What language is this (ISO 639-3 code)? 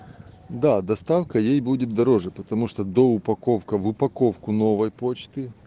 rus